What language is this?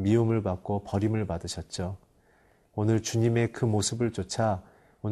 Korean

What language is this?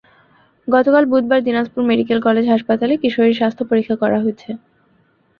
Bangla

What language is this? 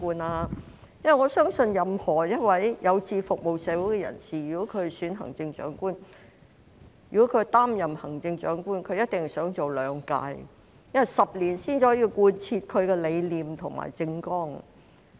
Cantonese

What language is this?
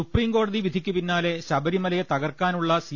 Malayalam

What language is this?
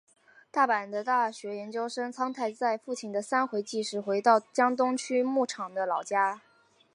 Chinese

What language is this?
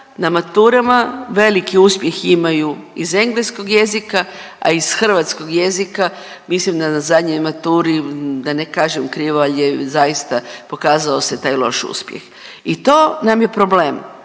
Croatian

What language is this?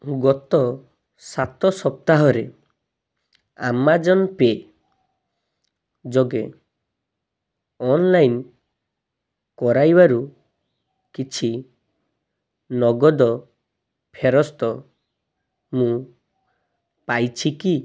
Odia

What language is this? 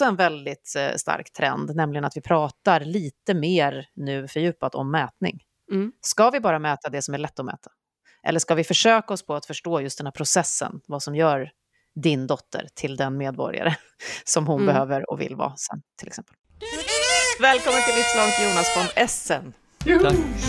Swedish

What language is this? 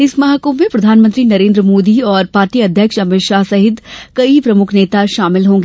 Hindi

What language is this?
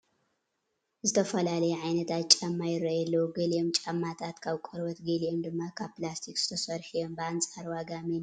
Tigrinya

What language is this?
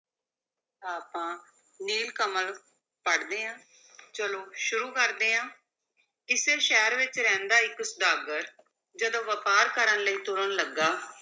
Punjabi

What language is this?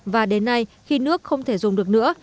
Vietnamese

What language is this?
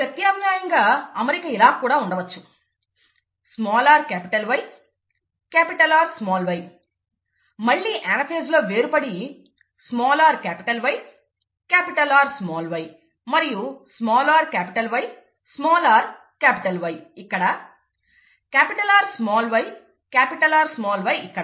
Telugu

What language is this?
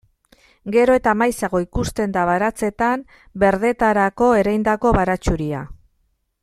Basque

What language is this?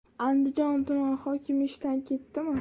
Uzbek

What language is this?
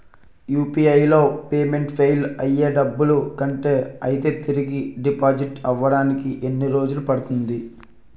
Telugu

